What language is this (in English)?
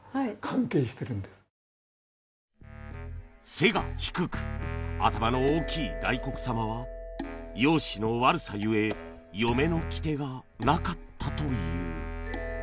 Japanese